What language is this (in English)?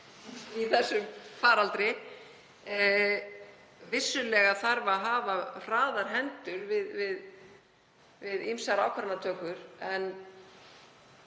Icelandic